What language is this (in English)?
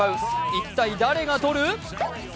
Japanese